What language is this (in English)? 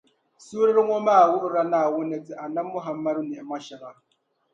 Dagbani